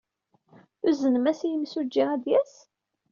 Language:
Kabyle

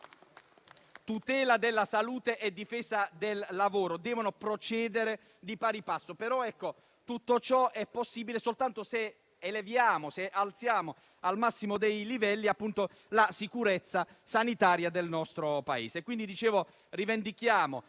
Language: Italian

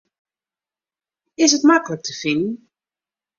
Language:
Western Frisian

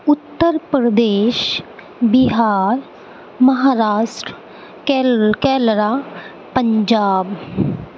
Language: Urdu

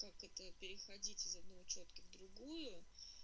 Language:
Russian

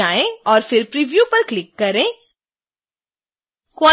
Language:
Hindi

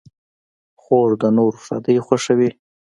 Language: Pashto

